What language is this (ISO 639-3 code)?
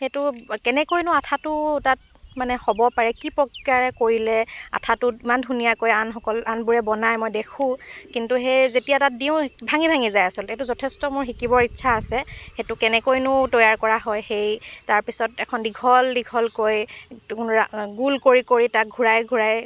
asm